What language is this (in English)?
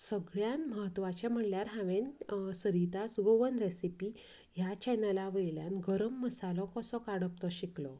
Konkani